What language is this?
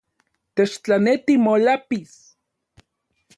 Central Puebla Nahuatl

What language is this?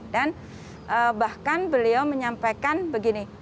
Indonesian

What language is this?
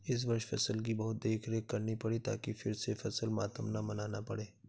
Hindi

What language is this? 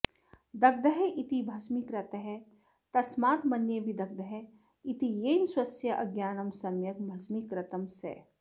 Sanskrit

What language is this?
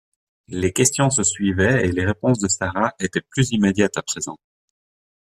French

